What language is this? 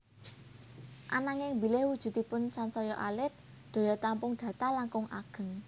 Javanese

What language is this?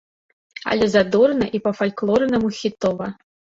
Belarusian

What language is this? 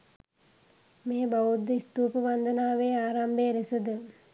Sinhala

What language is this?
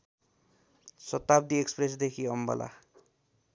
Nepali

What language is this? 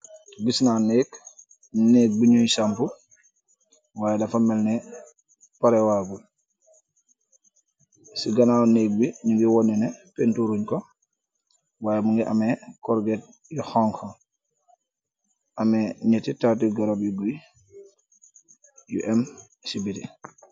Wolof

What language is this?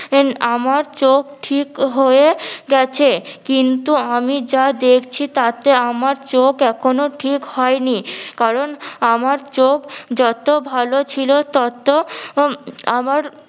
Bangla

